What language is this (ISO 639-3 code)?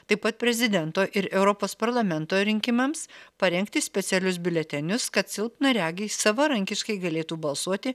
lit